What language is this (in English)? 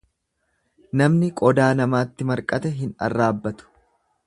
Oromo